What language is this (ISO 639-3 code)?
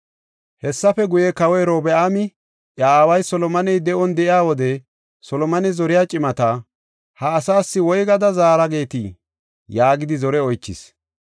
gof